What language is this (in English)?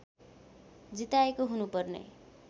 Nepali